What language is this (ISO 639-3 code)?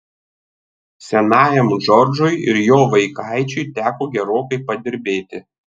lit